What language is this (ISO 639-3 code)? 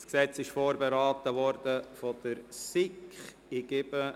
gsw